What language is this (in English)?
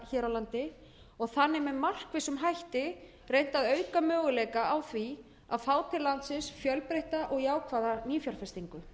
Icelandic